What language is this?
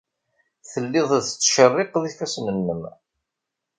Kabyle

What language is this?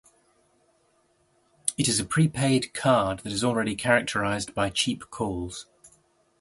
English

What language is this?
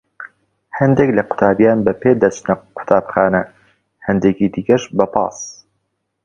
Central Kurdish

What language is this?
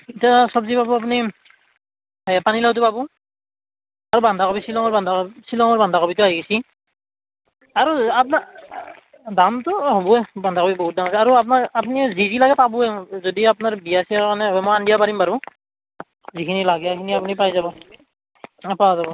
Assamese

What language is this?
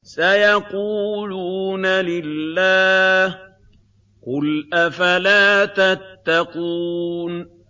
Arabic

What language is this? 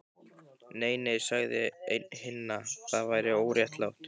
Icelandic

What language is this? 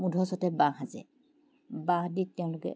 Assamese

